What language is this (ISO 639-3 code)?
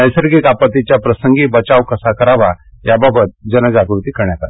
mar